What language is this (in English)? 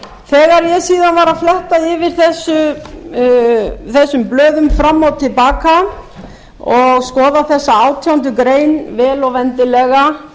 Icelandic